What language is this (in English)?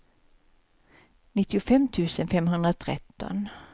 Swedish